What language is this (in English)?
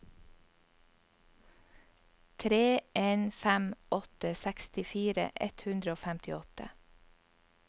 Norwegian